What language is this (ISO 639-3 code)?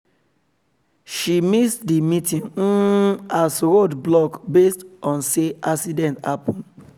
pcm